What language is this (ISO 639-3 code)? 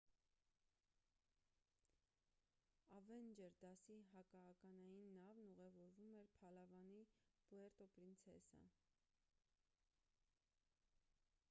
hye